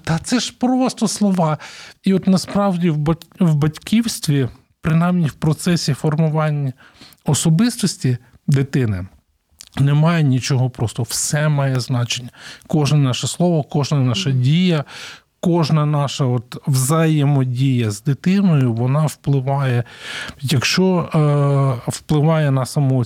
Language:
Ukrainian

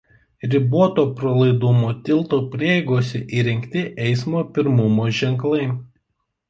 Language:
Lithuanian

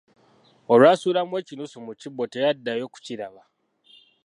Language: Ganda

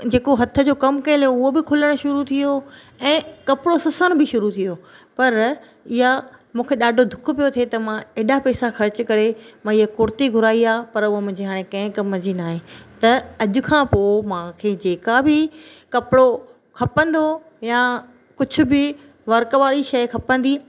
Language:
Sindhi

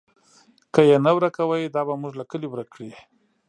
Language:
Pashto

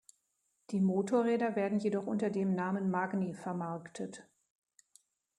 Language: German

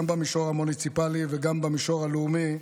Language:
Hebrew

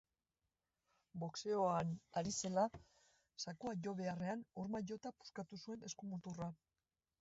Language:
Basque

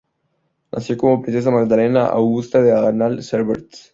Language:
Spanish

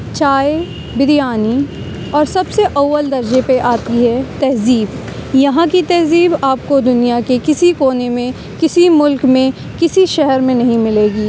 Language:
Urdu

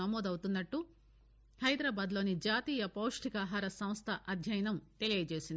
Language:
Telugu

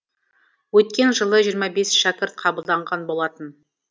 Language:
Kazakh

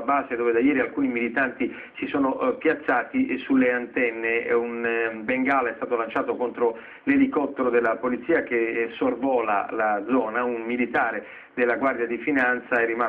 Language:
Italian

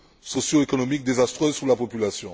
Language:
French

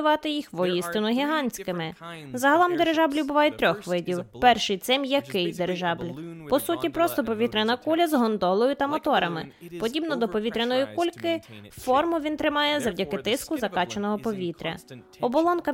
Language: Ukrainian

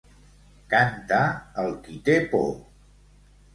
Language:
Catalan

